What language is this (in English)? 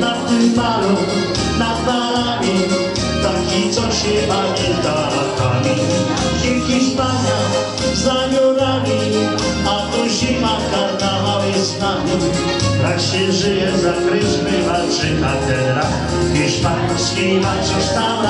Polish